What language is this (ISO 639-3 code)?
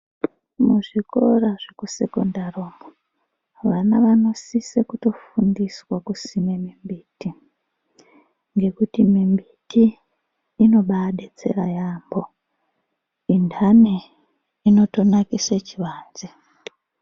ndc